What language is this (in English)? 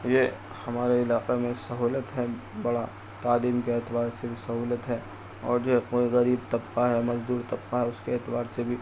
Urdu